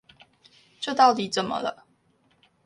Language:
Chinese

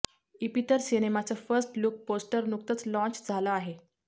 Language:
Marathi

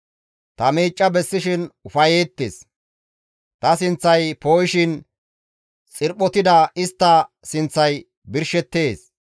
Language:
Gamo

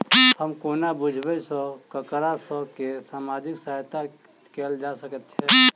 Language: Maithili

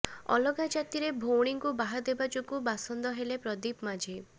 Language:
Odia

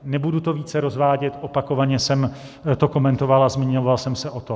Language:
Czech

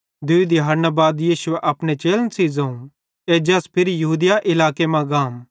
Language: Bhadrawahi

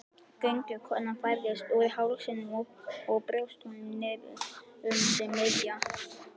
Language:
Icelandic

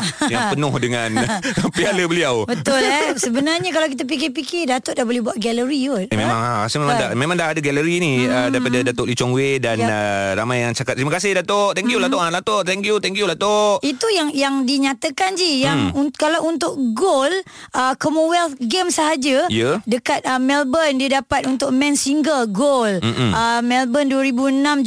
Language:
Malay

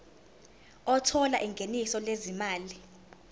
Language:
Zulu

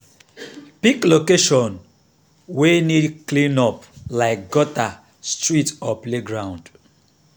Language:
Nigerian Pidgin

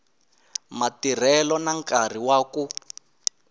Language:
Tsonga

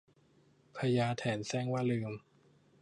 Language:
Thai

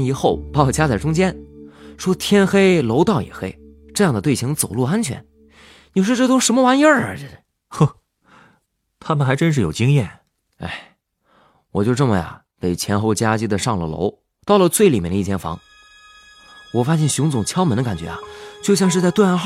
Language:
Chinese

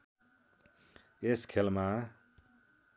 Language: Nepali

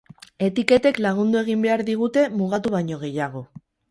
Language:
Basque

